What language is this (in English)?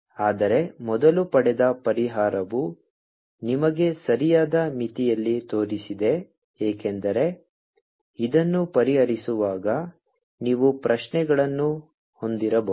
Kannada